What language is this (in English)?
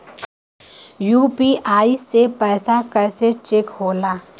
Bhojpuri